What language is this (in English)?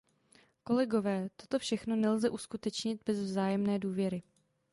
Czech